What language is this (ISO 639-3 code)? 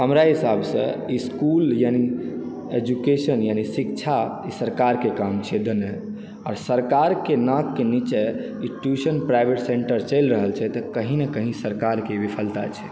mai